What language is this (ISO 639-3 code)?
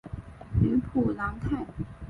zho